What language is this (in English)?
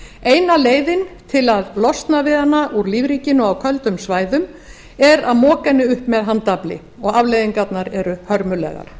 Icelandic